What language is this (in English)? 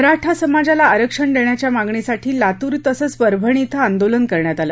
Marathi